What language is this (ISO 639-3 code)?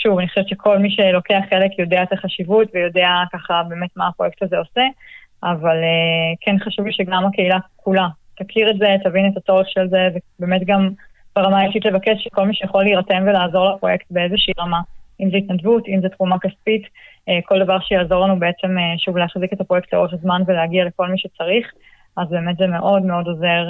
heb